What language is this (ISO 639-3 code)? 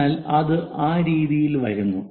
mal